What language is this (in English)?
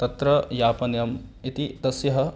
Sanskrit